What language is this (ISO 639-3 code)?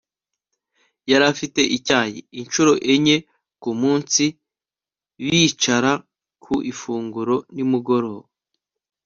kin